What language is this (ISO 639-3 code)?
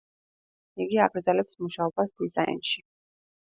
kat